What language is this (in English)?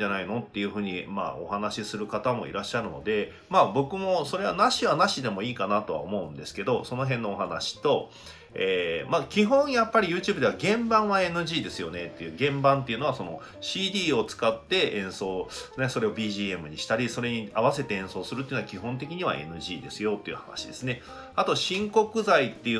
Japanese